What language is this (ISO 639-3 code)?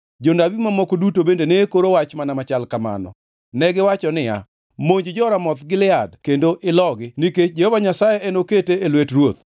luo